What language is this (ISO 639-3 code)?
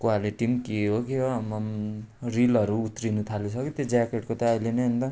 nep